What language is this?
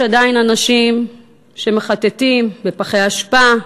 Hebrew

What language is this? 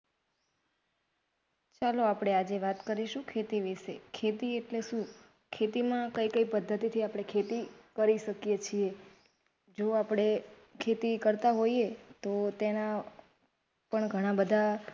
Gujarati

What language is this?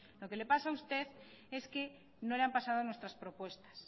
Spanish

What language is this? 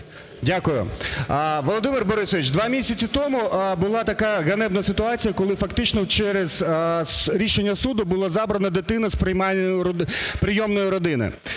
Ukrainian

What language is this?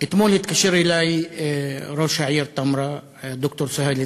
Hebrew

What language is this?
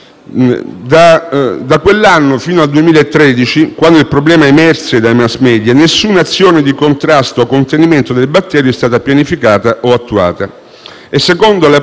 Italian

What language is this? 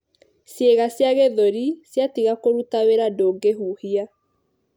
Kikuyu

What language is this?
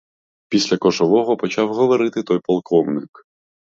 Ukrainian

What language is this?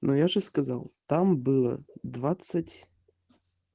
Russian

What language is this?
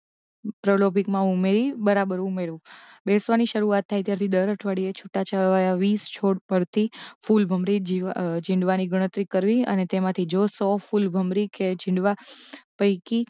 Gujarati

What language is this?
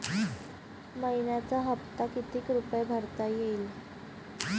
Marathi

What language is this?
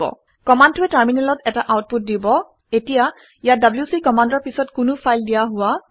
Assamese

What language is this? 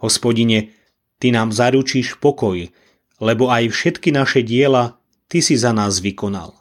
Slovak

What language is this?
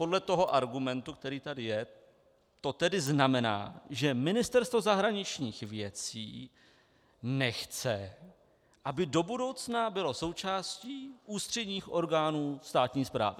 Czech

